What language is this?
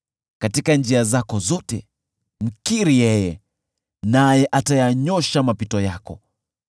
Swahili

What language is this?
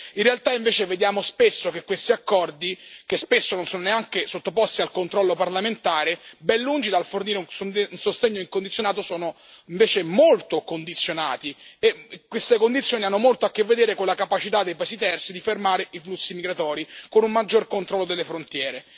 Italian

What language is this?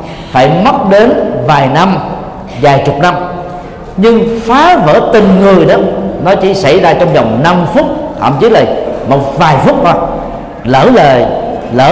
Vietnamese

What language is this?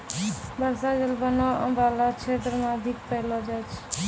Maithili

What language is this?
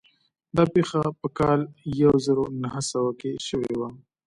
Pashto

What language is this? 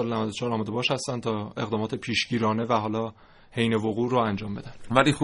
Persian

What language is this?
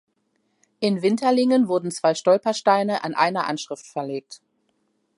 German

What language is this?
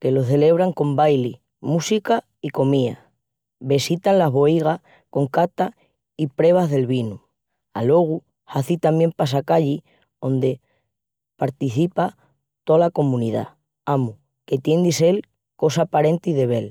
Extremaduran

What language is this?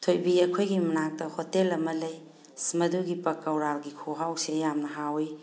Manipuri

